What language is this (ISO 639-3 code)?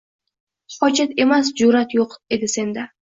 uzb